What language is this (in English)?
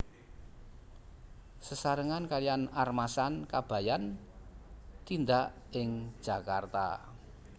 Javanese